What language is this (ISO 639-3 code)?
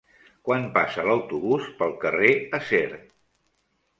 cat